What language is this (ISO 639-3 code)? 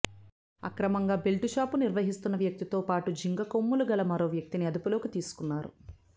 tel